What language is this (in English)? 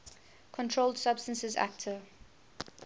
English